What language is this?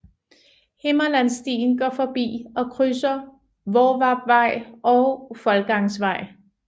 Danish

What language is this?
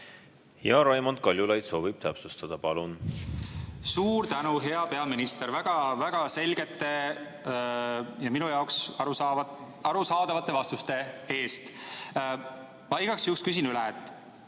Estonian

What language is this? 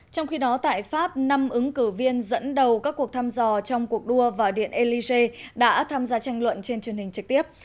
Vietnamese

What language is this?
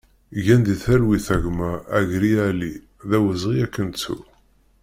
Kabyle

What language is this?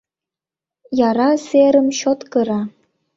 Mari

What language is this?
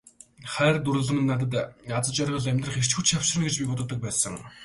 Mongolian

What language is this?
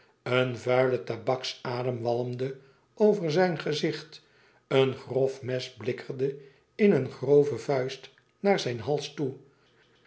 Dutch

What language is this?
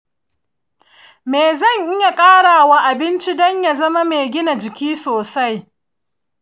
Hausa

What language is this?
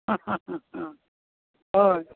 Konkani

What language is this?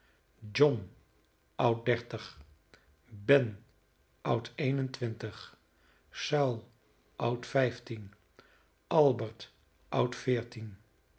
Dutch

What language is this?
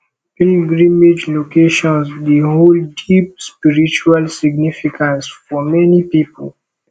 Nigerian Pidgin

